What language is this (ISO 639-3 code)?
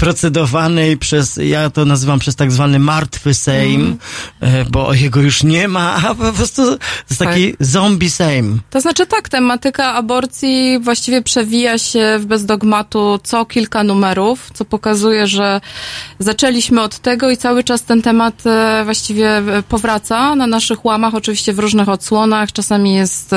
pol